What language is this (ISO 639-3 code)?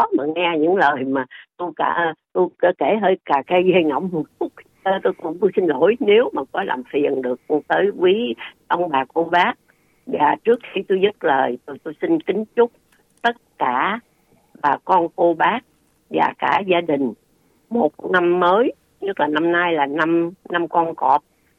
vie